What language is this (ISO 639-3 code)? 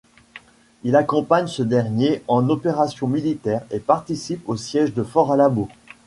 fra